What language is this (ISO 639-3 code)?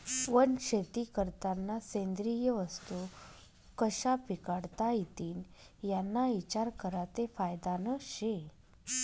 mar